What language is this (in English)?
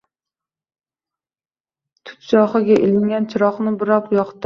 Uzbek